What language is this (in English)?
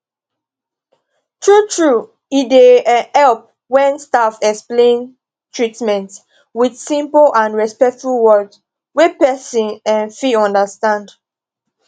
Nigerian Pidgin